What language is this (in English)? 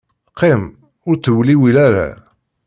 Kabyle